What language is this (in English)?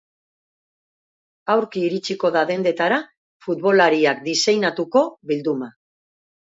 Basque